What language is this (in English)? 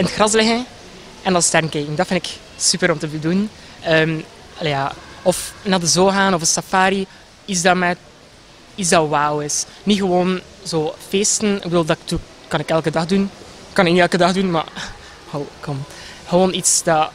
Dutch